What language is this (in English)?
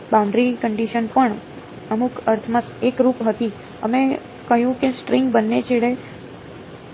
Gujarati